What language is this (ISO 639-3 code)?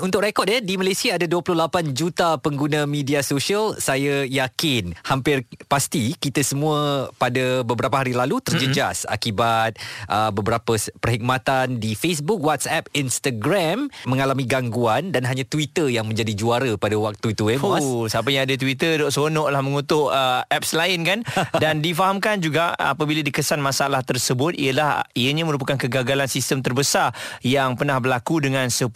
msa